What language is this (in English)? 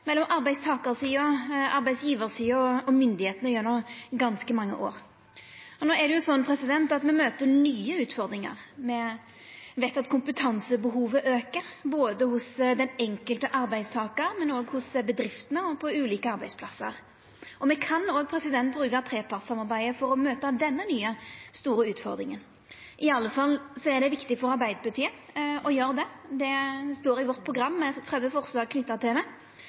Norwegian Nynorsk